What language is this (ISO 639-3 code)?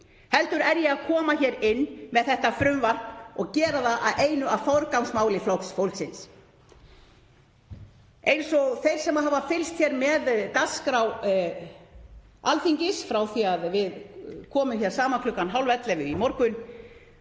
isl